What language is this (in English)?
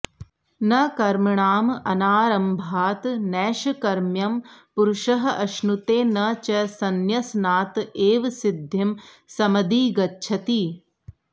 Sanskrit